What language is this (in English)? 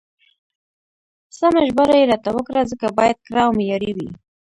Pashto